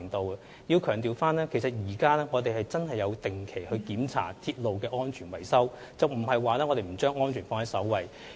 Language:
Cantonese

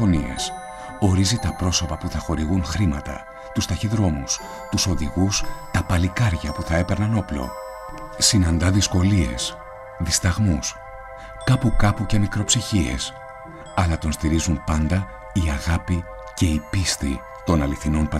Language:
Greek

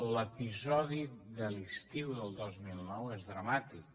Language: Catalan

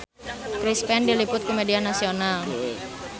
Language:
Sundanese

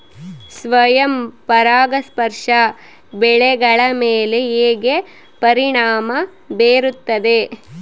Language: Kannada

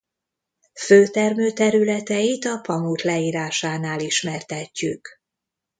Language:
Hungarian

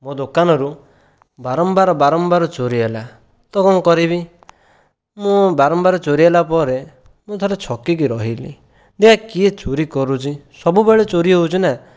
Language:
Odia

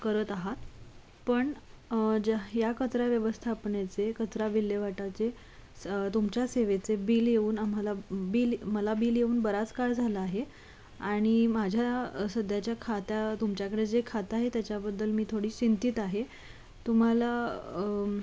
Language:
Marathi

